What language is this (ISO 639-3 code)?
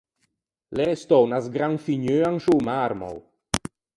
lij